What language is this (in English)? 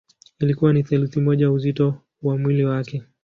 Swahili